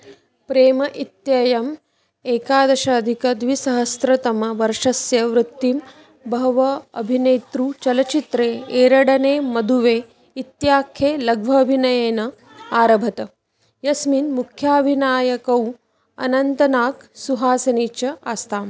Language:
Sanskrit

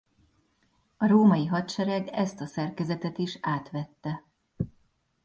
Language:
Hungarian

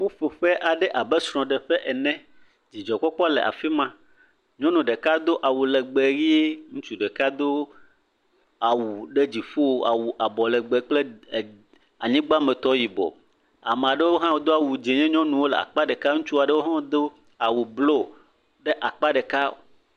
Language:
Ewe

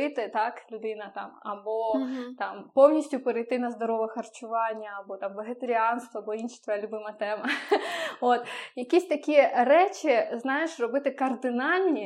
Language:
Ukrainian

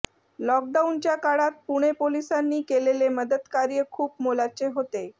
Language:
Marathi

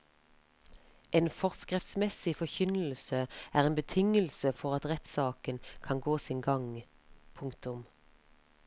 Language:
Norwegian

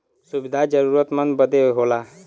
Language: Bhojpuri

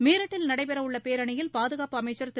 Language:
Tamil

